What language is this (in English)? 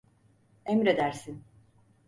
Turkish